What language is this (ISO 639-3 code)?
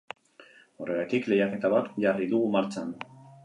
eus